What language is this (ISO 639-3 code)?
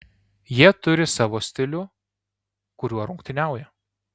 lit